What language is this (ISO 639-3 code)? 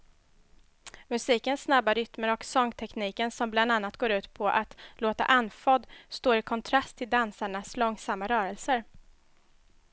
swe